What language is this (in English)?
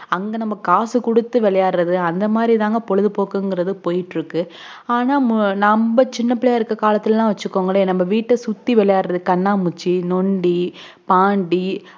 Tamil